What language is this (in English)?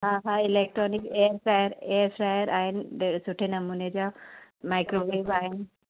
Sindhi